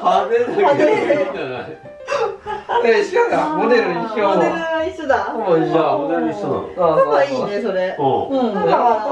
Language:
Japanese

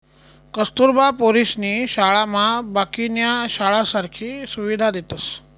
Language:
Marathi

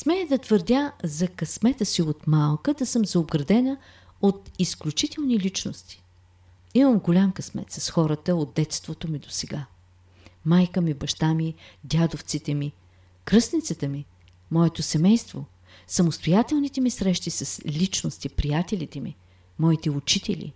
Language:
Bulgarian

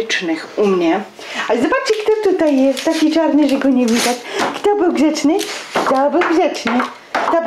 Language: Polish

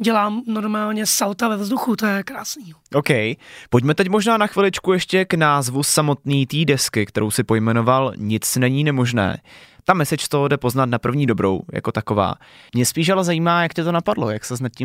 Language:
Czech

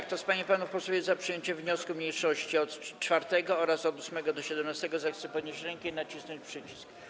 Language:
Polish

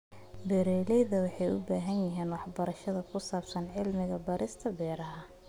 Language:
Somali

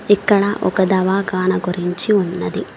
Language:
Telugu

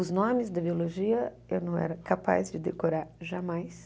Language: Portuguese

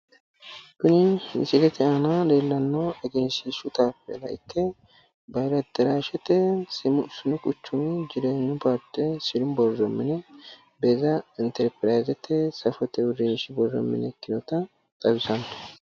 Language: Sidamo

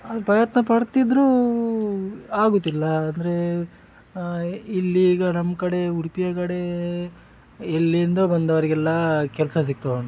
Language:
Kannada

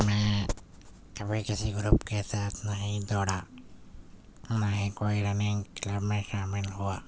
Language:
Urdu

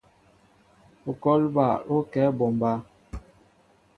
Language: Mbo (Cameroon)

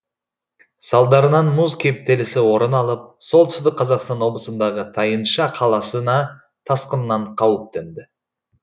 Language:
Kazakh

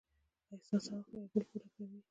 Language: Pashto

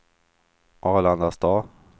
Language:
Swedish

